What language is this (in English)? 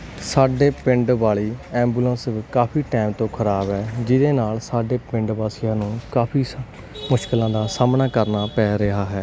Punjabi